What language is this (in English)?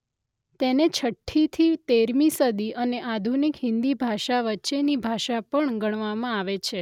Gujarati